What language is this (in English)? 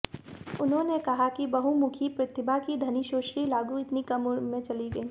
Hindi